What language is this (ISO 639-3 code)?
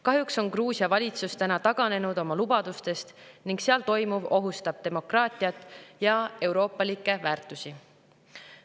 est